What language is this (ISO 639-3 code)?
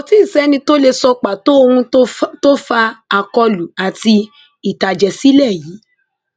yor